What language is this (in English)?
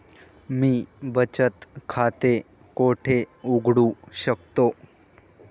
Marathi